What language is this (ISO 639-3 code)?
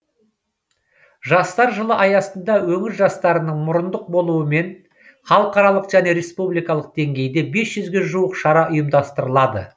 kaz